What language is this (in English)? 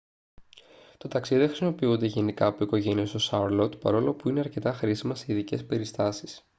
Greek